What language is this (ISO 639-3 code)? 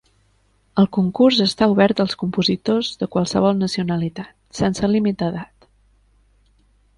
cat